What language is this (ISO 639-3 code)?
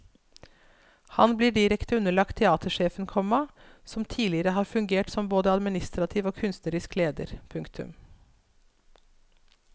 nor